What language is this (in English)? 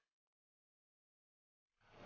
Indonesian